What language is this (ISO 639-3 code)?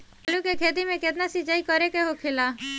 bho